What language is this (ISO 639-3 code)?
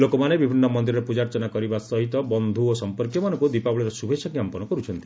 ori